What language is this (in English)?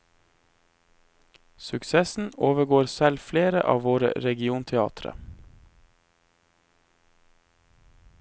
Norwegian